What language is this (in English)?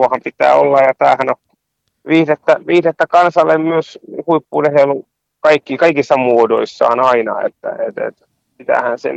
Finnish